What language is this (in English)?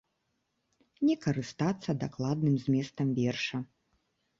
Belarusian